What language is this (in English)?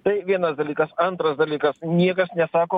Lithuanian